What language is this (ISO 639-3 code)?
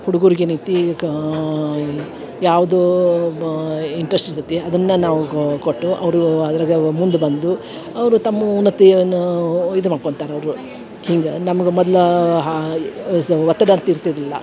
kan